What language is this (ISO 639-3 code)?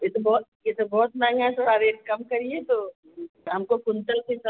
hin